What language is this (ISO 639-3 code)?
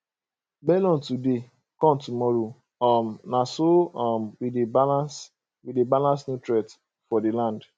pcm